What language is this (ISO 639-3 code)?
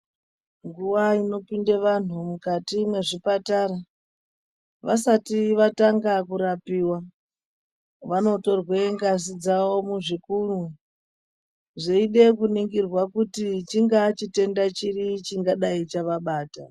ndc